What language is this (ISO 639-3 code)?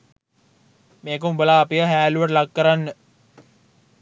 sin